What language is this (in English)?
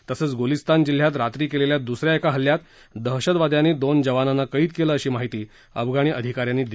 Marathi